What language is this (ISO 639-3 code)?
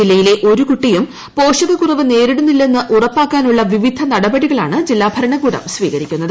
mal